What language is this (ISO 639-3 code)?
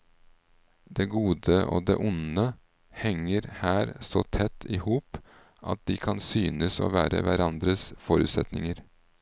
nor